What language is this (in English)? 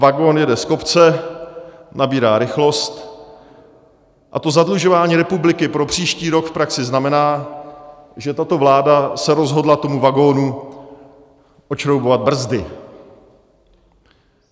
Czech